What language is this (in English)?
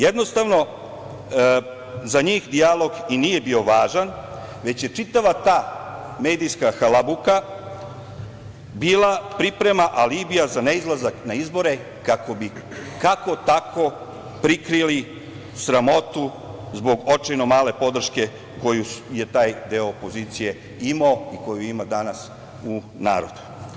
Serbian